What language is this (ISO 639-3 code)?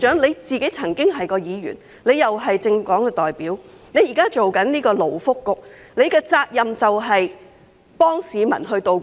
yue